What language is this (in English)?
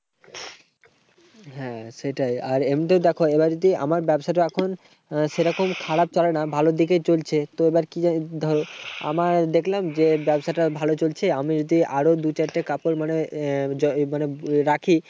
Bangla